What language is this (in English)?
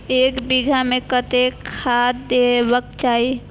Maithili